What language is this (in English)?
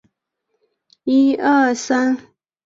Chinese